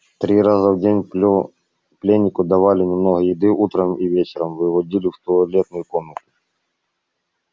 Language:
Russian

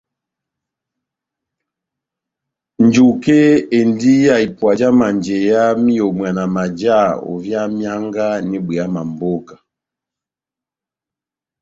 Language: Batanga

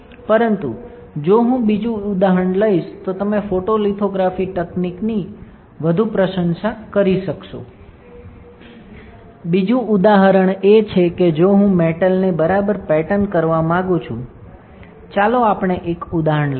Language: Gujarati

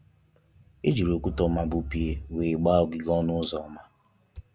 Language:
Igbo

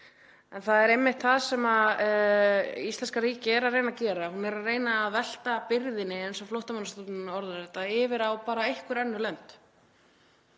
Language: Icelandic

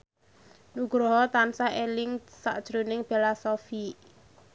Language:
Javanese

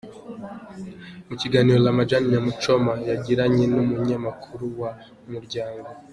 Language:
Kinyarwanda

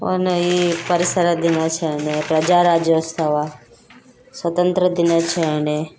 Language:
Kannada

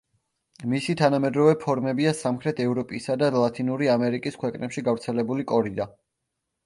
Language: Georgian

